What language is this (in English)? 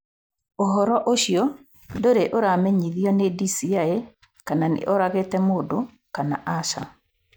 Kikuyu